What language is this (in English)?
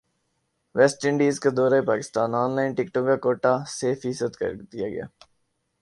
Urdu